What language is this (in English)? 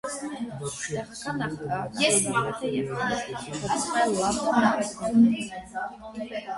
Armenian